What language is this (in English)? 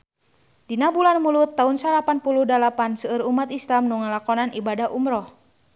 Sundanese